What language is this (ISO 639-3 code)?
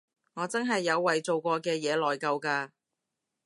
yue